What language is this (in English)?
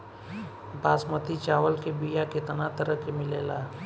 Bhojpuri